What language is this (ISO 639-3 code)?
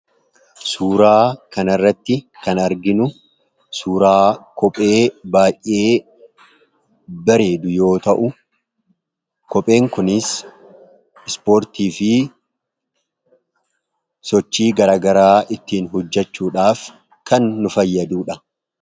orm